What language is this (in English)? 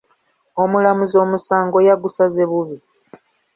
Ganda